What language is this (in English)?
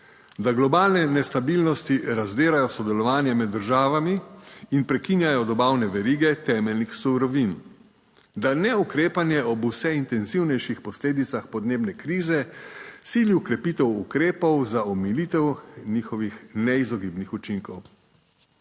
Slovenian